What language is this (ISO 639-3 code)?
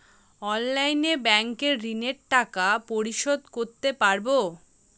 ben